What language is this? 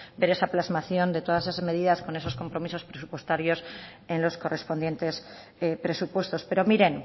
Spanish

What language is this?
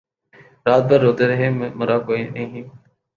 Urdu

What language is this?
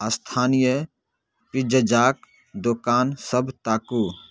Maithili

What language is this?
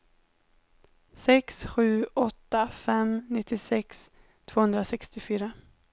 Swedish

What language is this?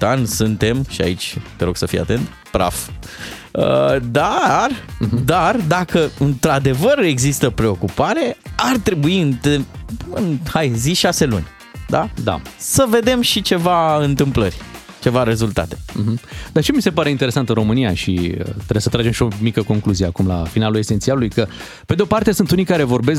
Romanian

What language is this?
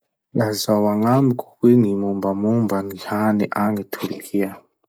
Masikoro Malagasy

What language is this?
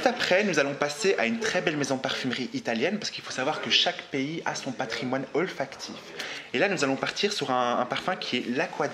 French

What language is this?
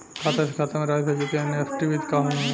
Bhojpuri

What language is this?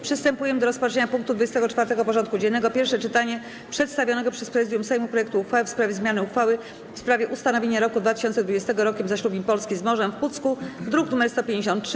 Polish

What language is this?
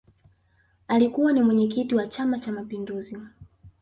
Swahili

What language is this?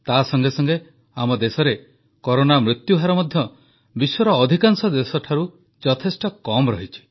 Odia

